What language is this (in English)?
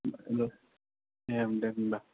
Bodo